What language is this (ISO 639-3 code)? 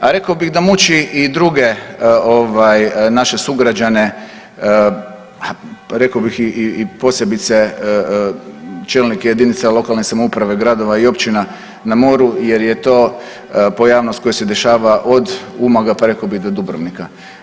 hrv